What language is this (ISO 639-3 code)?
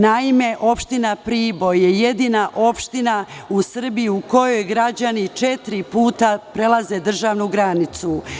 srp